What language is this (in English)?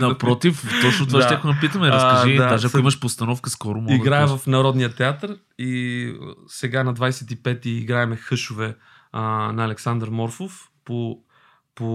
Bulgarian